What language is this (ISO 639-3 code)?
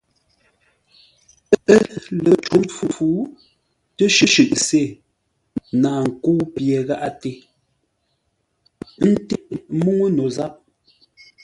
nla